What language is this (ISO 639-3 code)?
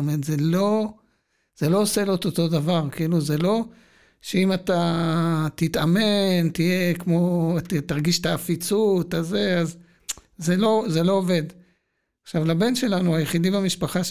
heb